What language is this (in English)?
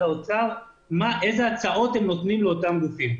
Hebrew